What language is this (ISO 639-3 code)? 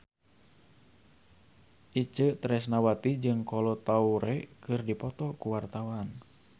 sun